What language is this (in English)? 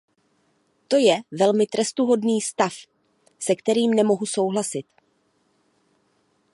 Czech